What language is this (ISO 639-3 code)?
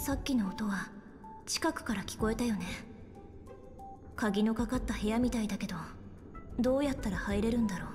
jpn